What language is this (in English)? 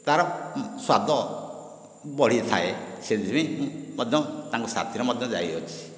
Odia